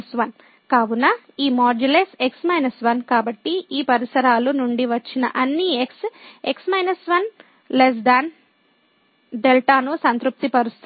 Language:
Telugu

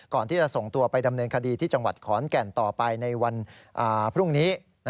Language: Thai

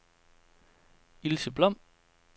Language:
Danish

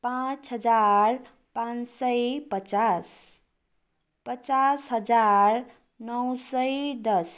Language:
Nepali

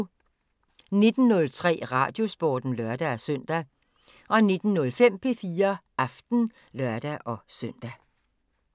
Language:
Danish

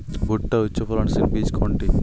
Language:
Bangla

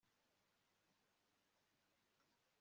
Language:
Kinyarwanda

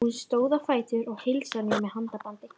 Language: Icelandic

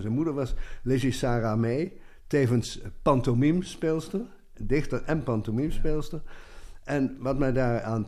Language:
Dutch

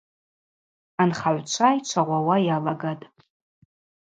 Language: Abaza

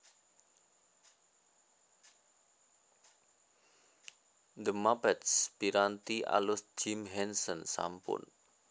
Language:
Javanese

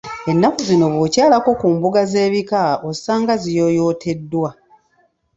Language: Ganda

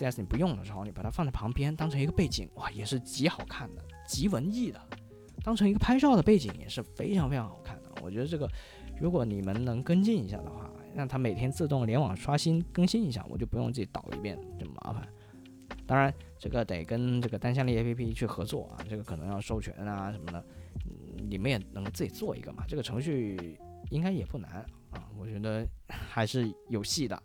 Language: Chinese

